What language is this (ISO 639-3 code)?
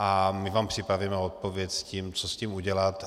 ces